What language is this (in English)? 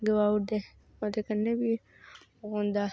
Dogri